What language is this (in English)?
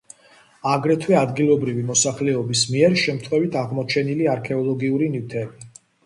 Georgian